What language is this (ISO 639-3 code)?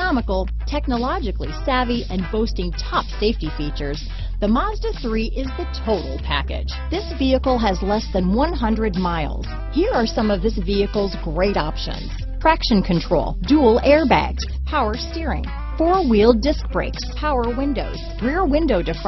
eng